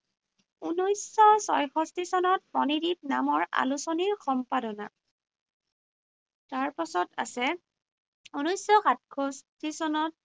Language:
Assamese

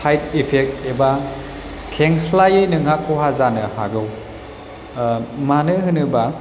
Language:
Bodo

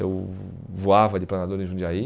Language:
Portuguese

